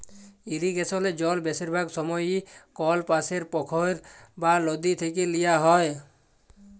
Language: Bangla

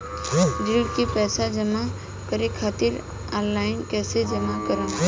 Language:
Bhojpuri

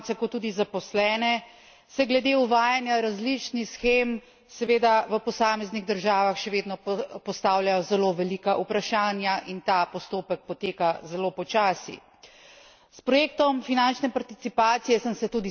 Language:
Slovenian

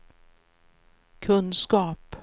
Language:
Swedish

